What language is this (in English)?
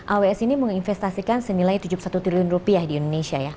Indonesian